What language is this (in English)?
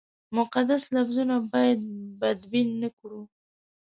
Pashto